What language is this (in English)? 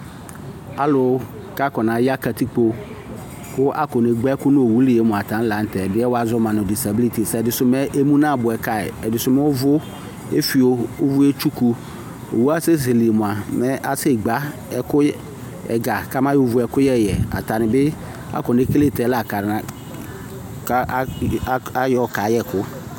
Ikposo